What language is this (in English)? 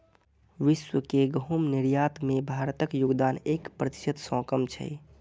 Maithili